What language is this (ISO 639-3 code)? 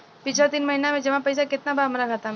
bho